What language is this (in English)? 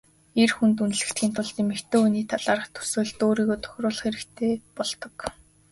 Mongolian